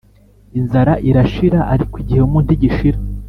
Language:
Kinyarwanda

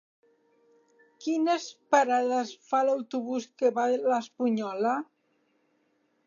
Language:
Catalan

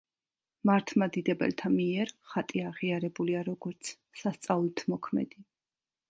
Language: Georgian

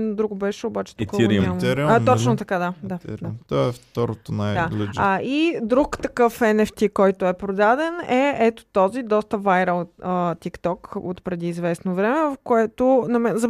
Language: Bulgarian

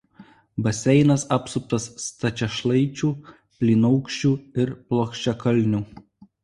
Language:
Lithuanian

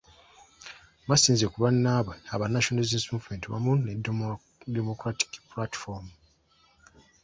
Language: Ganda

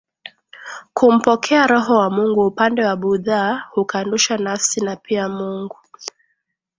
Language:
Swahili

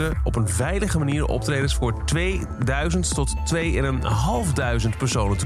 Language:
Dutch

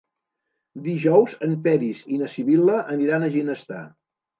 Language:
Catalan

